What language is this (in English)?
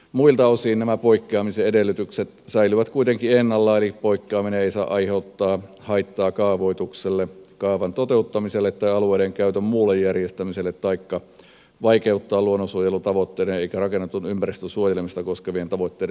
Finnish